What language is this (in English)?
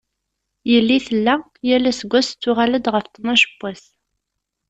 Kabyle